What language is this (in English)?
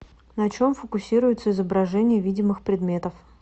Russian